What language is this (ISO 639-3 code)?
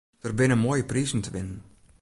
fry